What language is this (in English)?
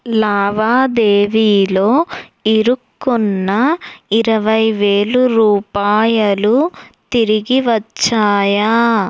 Telugu